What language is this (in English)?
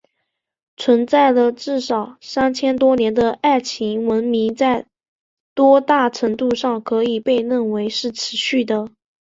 Chinese